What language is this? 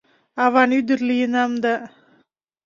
Mari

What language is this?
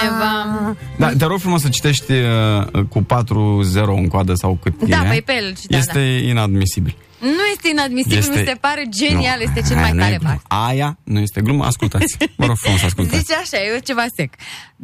Romanian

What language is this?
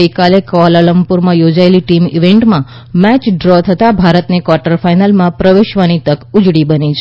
Gujarati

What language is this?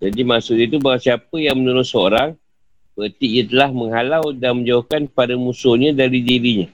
Malay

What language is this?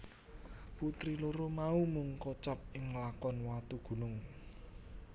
Javanese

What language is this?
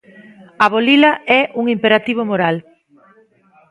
Galician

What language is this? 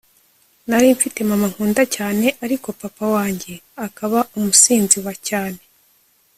Kinyarwanda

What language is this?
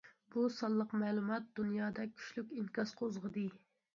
Uyghur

